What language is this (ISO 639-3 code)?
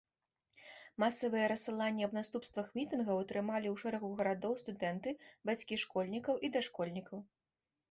bel